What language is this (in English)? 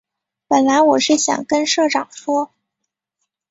Chinese